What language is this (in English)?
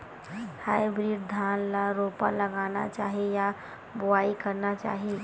Chhattisgarhi